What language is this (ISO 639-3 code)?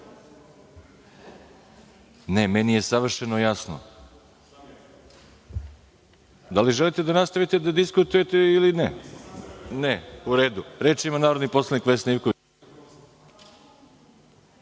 srp